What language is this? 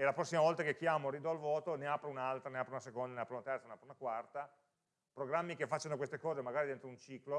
Italian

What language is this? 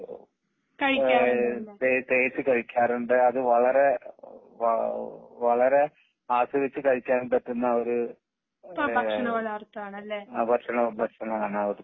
Malayalam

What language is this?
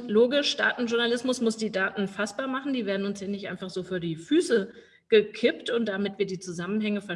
German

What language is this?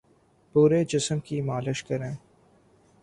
Urdu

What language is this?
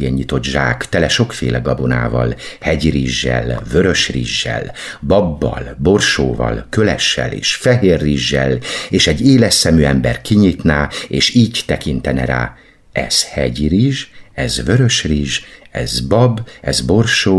Hungarian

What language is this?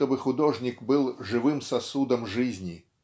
Russian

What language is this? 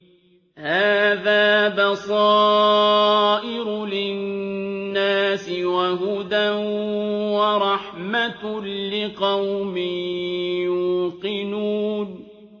Arabic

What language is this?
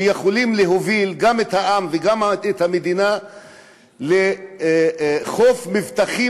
Hebrew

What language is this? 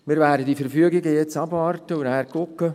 Swiss German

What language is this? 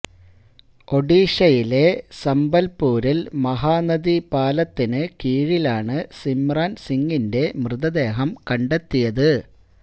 Malayalam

